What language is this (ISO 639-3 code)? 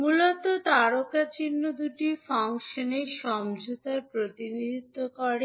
ben